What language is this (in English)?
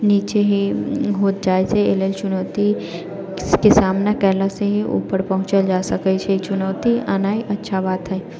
Maithili